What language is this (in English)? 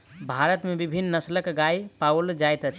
Maithili